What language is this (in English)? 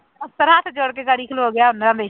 Punjabi